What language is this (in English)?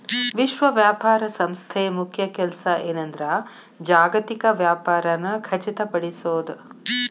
Kannada